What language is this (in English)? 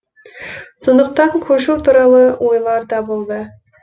Kazakh